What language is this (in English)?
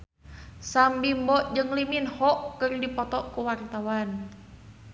Sundanese